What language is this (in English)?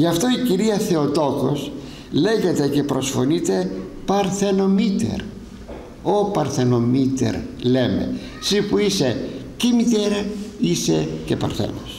Greek